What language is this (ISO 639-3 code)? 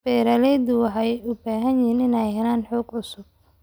som